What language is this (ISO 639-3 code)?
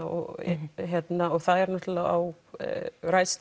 isl